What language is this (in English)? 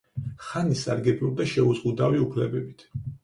Georgian